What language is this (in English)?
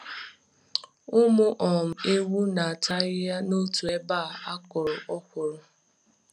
Igbo